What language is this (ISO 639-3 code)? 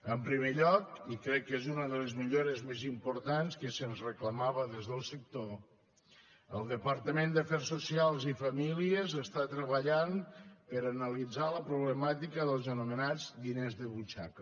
cat